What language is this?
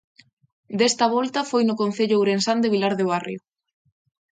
Galician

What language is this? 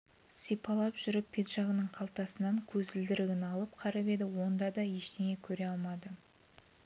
Kazakh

